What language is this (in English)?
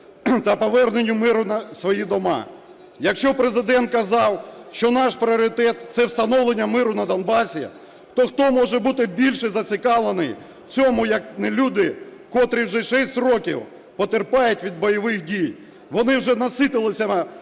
Ukrainian